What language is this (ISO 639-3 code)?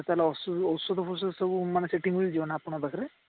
ori